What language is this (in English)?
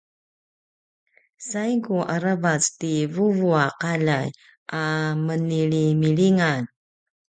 Paiwan